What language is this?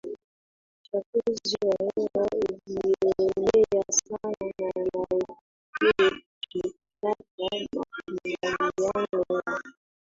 Swahili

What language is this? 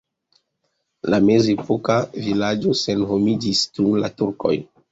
Esperanto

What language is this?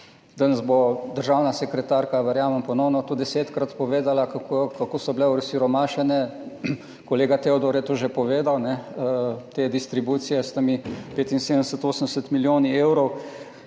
Slovenian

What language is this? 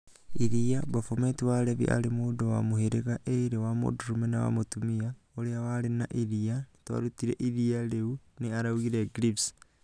Kikuyu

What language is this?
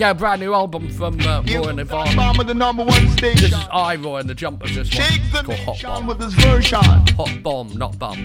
English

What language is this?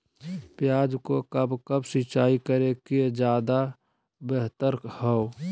Magahi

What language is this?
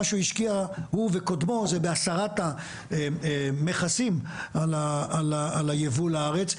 Hebrew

